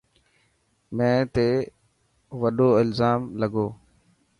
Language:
Dhatki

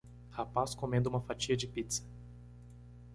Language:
Portuguese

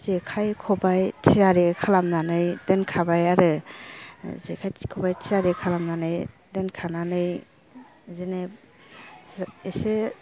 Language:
Bodo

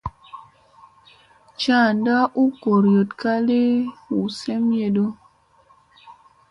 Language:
Musey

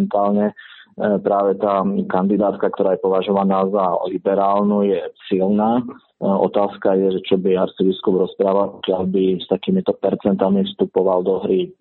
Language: Slovak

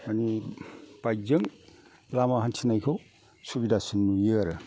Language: Bodo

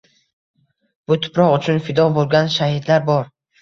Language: Uzbek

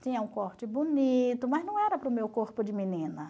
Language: Portuguese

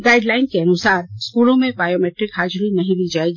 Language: Hindi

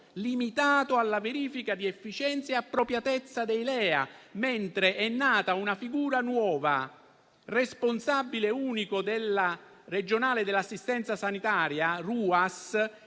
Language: Italian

